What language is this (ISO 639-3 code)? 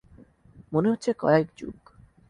ben